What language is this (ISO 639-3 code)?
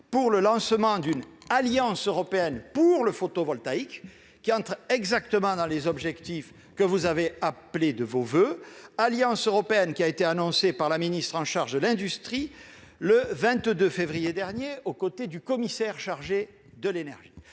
fra